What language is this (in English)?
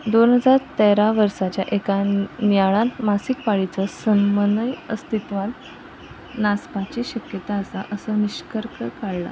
Konkani